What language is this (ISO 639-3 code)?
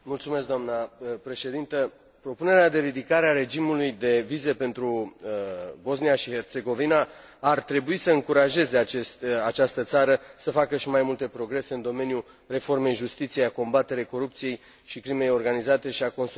ron